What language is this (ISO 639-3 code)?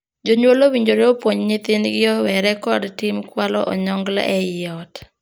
luo